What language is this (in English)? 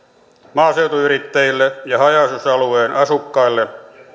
Finnish